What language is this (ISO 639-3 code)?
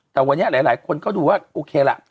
tha